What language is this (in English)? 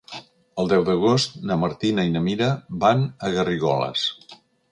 Catalan